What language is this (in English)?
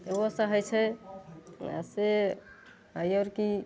Maithili